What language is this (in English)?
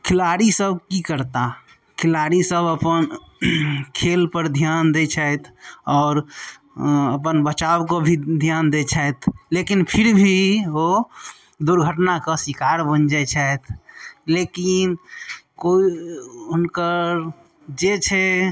Maithili